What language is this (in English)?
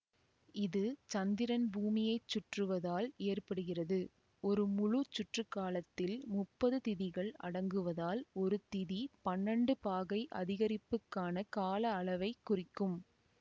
Tamil